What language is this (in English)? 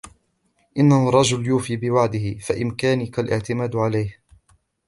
Arabic